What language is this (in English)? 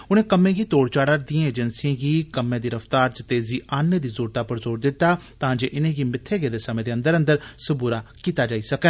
Dogri